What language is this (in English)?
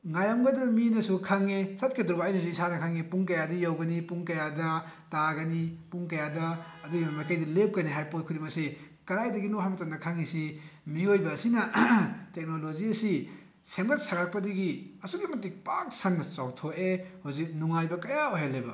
Manipuri